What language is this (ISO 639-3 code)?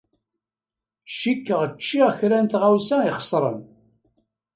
kab